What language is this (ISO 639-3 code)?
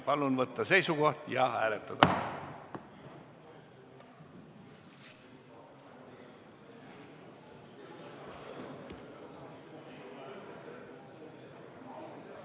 est